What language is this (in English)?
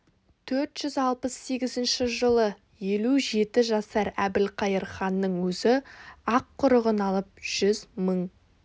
Kazakh